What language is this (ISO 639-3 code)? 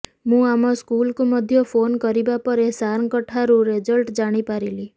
ori